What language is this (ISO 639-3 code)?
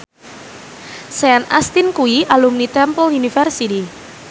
jav